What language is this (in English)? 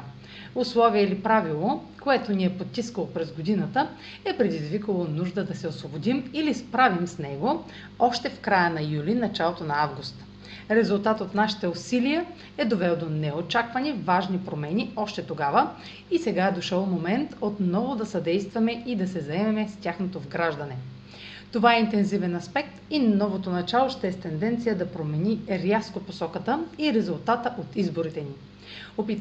Bulgarian